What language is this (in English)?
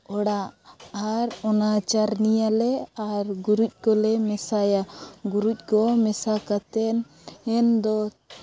Santali